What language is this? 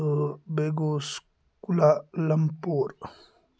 Kashmiri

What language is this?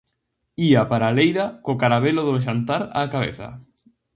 Galician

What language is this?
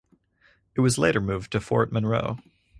English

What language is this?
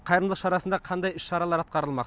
Kazakh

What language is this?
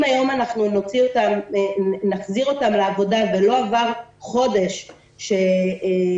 Hebrew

